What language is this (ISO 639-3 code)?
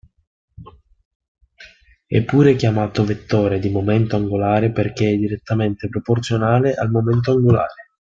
ita